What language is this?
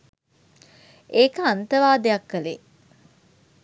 Sinhala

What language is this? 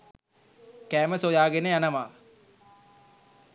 Sinhala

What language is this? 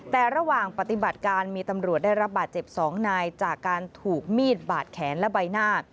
Thai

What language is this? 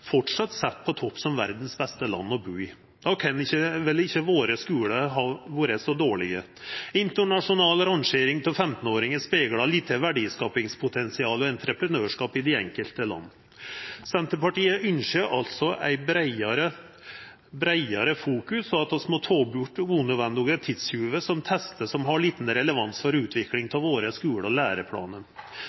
Norwegian Nynorsk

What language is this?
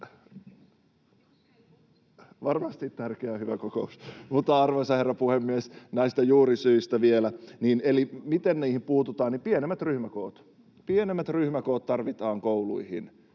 Finnish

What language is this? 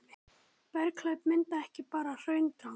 Icelandic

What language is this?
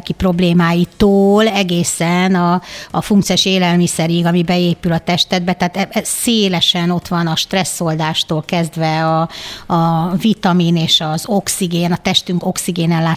Hungarian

